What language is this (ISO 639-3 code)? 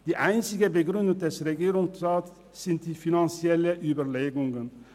gsw